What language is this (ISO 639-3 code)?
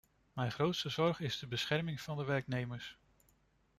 nld